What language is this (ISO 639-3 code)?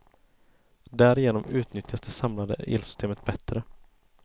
swe